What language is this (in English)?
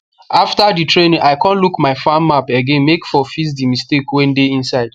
Nigerian Pidgin